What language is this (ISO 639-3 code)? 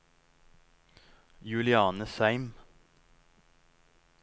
nor